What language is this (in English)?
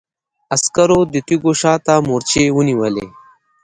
Pashto